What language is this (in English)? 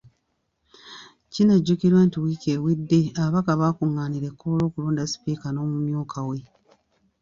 Ganda